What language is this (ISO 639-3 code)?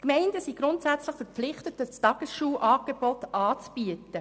gsw